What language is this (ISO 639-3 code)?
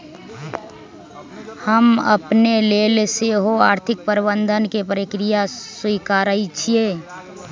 mag